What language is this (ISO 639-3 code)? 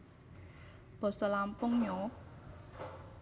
jav